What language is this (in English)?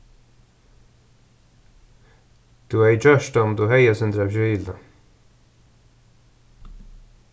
Faroese